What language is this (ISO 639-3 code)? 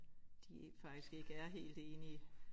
dan